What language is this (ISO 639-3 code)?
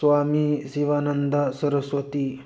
mni